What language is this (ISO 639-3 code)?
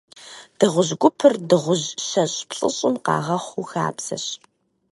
kbd